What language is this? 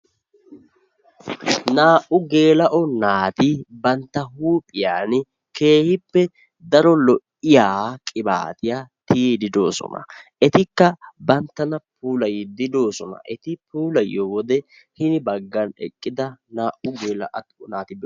Wolaytta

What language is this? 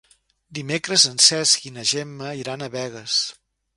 Catalan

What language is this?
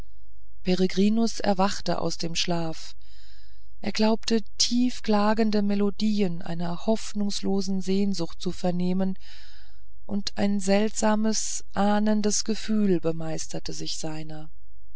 German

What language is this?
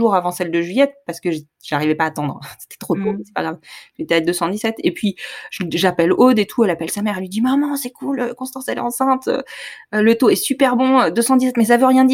French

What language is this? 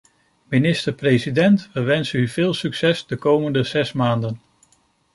Dutch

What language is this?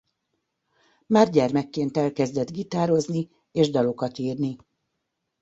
Hungarian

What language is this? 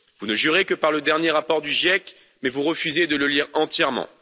French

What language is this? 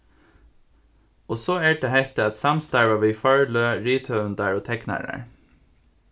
Faroese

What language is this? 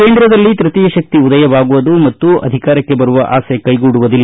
Kannada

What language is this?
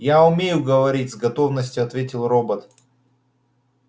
Russian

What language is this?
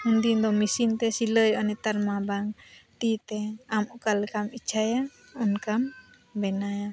Santali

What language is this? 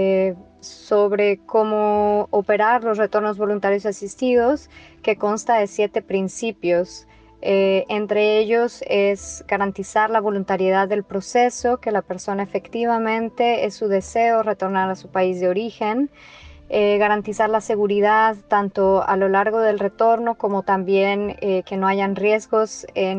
Spanish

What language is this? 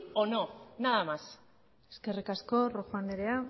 Basque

